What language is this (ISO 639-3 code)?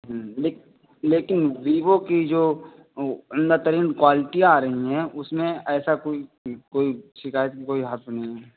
urd